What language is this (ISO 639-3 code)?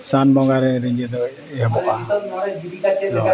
sat